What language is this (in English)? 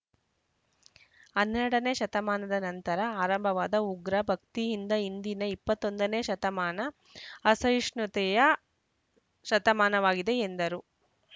Kannada